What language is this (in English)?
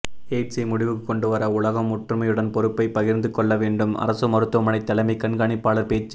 Tamil